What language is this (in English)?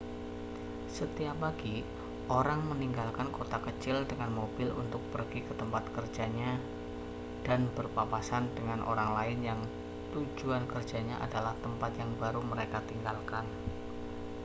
Indonesian